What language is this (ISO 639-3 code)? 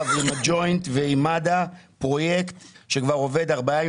heb